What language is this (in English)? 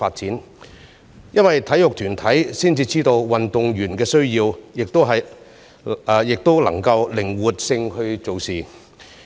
Cantonese